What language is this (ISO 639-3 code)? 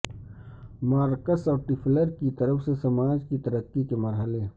urd